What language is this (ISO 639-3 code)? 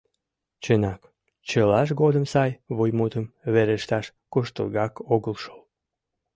chm